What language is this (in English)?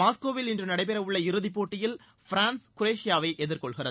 Tamil